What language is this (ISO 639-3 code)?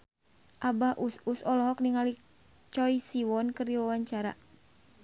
sun